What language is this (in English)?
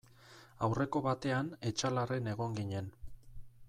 Basque